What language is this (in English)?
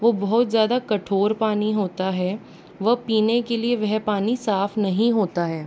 Hindi